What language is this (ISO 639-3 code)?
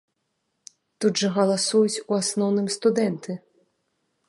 bel